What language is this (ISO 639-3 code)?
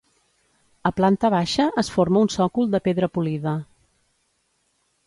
cat